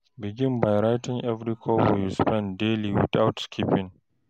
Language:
Nigerian Pidgin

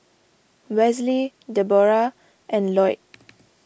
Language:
English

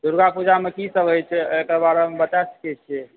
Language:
Maithili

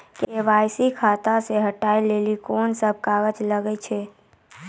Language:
Maithili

